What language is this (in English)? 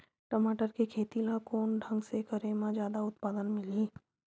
Chhattisgarhi